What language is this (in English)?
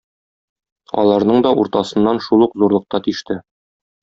Tatar